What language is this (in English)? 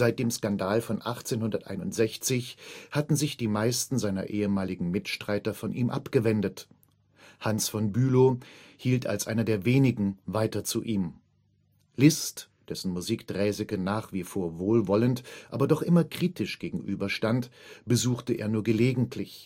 German